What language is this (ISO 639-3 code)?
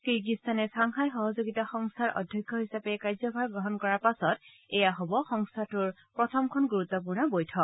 asm